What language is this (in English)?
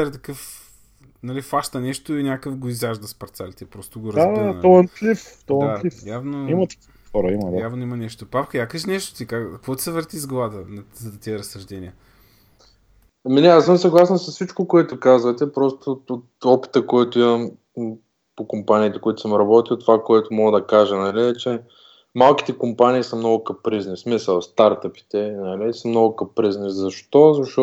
Bulgarian